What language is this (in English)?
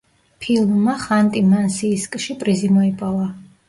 Georgian